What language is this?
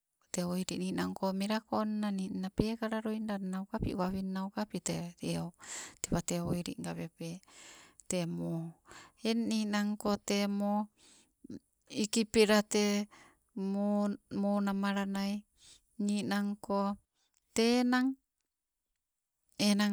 Sibe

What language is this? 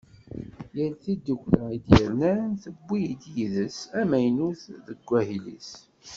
Kabyle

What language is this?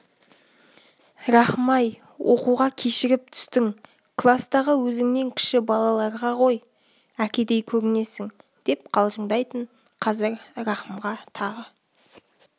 Kazakh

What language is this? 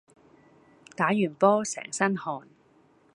Cantonese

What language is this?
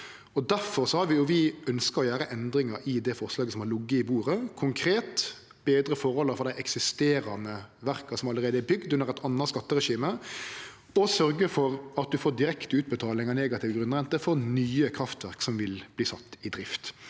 Norwegian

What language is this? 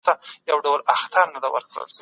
Pashto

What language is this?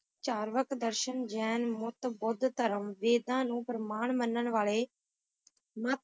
Punjabi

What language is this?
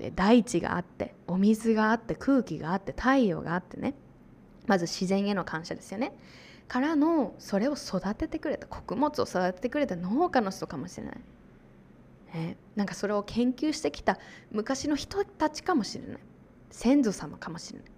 Japanese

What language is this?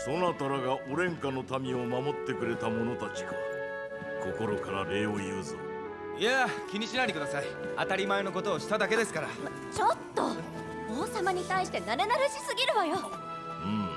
Japanese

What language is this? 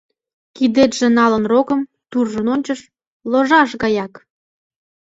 Mari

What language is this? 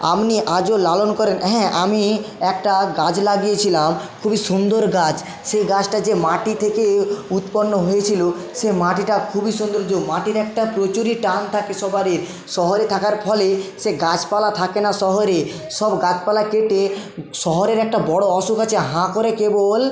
Bangla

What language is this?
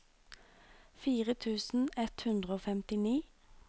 Norwegian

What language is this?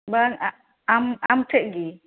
Santali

